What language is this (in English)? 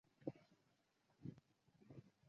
Chinese